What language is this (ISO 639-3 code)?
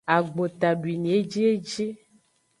ajg